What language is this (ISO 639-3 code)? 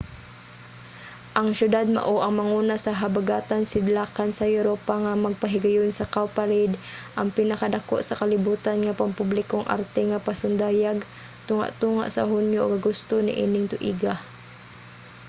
ceb